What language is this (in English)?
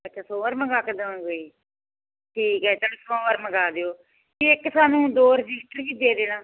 Punjabi